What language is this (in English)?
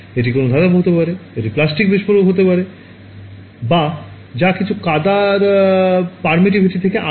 Bangla